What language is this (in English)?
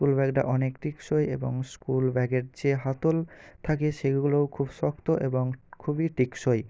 Bangla